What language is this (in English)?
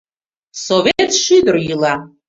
Mari